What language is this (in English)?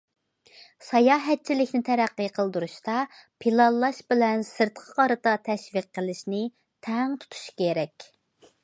Uyghur